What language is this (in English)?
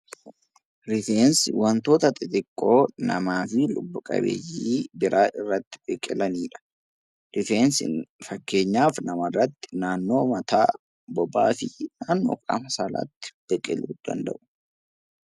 Oromo